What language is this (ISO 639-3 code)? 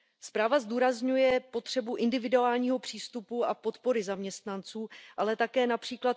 ces